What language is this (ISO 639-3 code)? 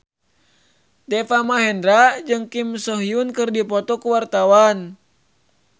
sun